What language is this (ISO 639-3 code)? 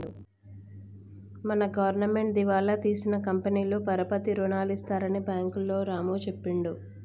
tel